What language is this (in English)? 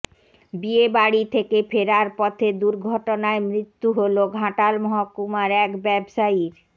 Bangla